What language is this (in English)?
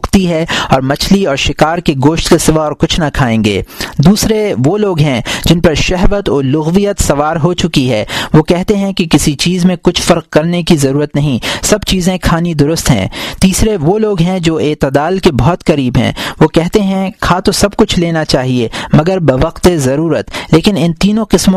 Urdu